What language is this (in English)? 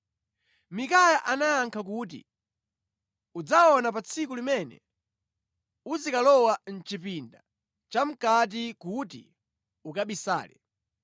Nyanja